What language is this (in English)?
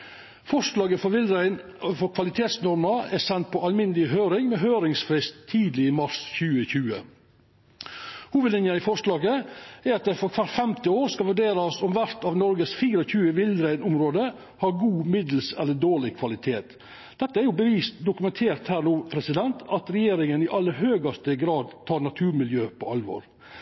Norwegian Nynorsk